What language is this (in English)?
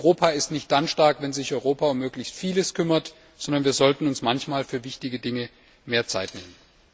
German